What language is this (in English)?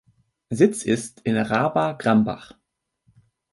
German